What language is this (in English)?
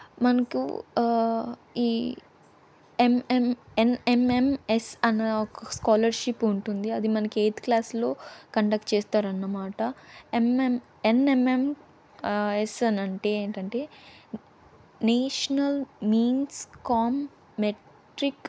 Telugu